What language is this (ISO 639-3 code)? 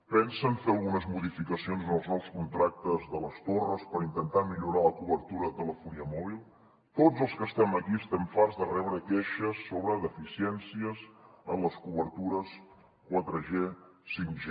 cat